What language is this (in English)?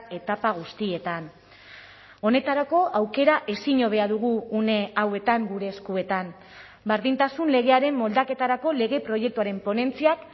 Basque